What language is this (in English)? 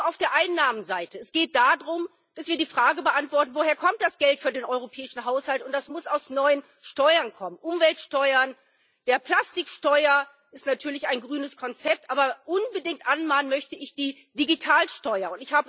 German